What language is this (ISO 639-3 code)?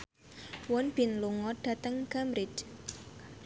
jav